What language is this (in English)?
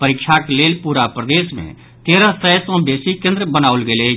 Maithili